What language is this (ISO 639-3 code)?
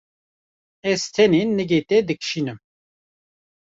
kur